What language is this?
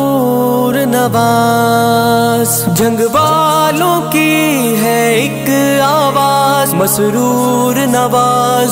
Arabic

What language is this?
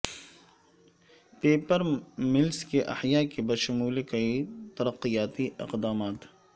Urdu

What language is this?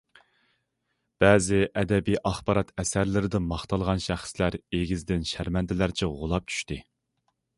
Uyghur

